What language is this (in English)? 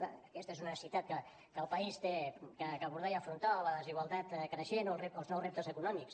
Catalan